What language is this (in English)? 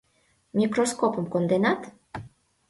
Mari